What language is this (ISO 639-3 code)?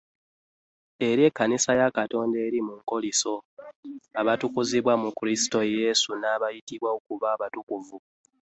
lug